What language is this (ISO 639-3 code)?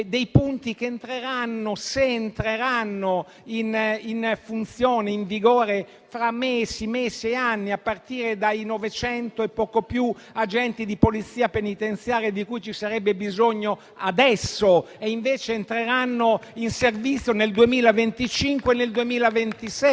ita